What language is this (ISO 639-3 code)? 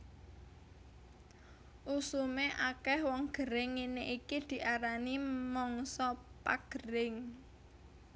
jav